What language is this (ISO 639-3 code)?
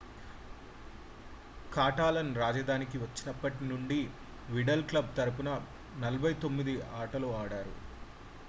tel